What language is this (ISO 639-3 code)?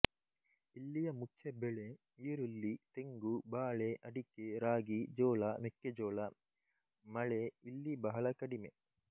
kan